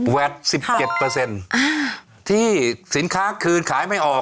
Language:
Thai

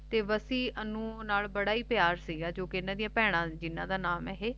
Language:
Punjabi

